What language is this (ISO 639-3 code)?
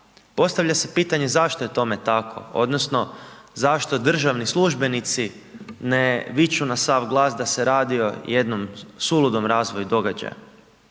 hrv